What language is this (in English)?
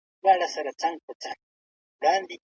Pashto